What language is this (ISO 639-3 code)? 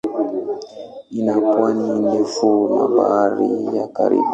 swa